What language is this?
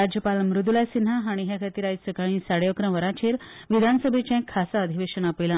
Konkani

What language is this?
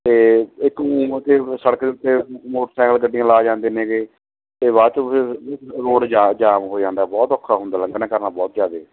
Punjabi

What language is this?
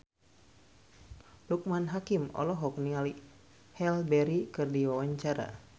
Sundanese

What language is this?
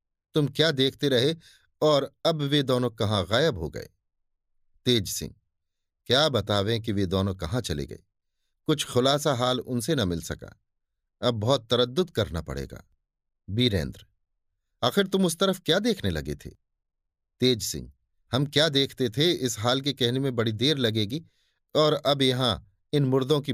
Hindi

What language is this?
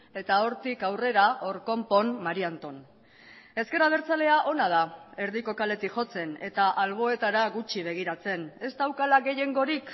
Basque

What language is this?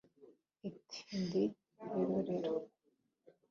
Kinyarwanda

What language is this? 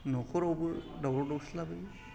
Bodo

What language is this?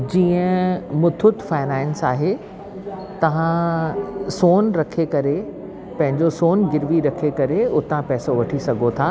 Sindhi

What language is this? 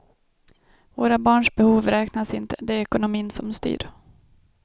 Swedish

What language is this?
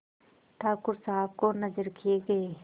Hindi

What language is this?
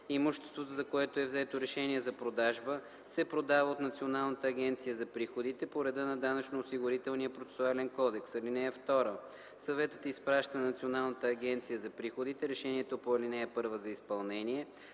Bulgarian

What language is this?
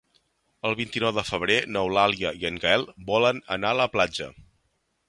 Catalan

